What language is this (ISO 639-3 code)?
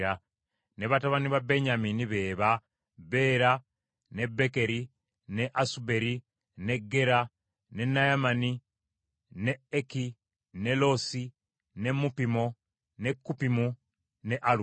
lug